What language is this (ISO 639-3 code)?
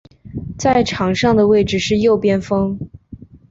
zho